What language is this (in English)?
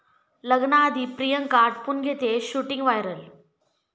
Marathi